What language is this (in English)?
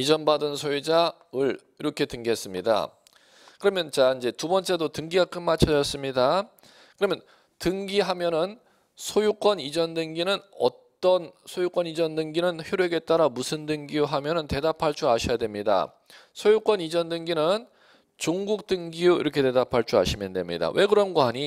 Korean